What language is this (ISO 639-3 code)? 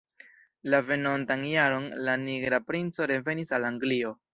epo